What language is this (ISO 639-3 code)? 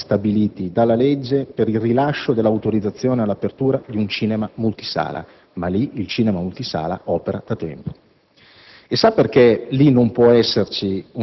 ita